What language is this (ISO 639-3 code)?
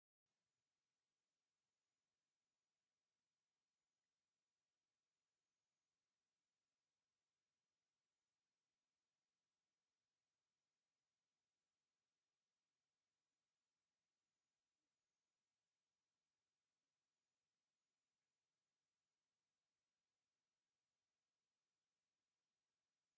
tir